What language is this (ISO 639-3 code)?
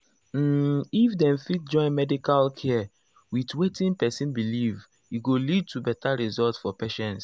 pcm